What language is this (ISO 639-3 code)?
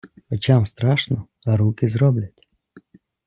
ukr